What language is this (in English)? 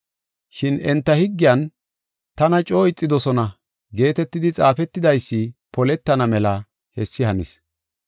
Gofa